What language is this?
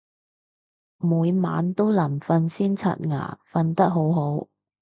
Cantonese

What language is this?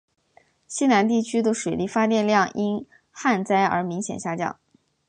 Chinese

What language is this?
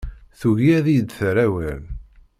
Kabyle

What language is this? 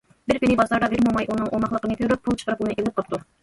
Uyghur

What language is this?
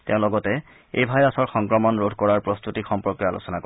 Assamese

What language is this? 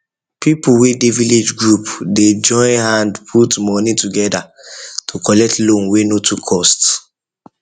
Nigerian Pidgin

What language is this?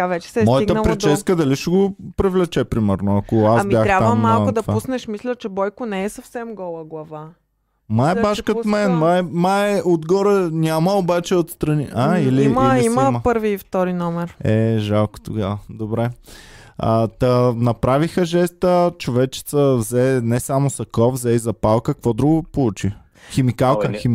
Bulgarian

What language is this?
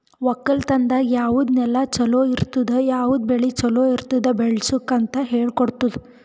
Kannada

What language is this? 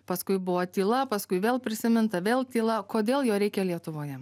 Lithuanian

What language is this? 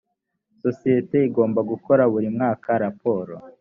Kinyarwanda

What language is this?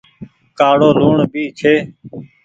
Goaria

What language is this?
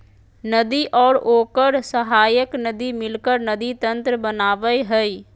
Magahi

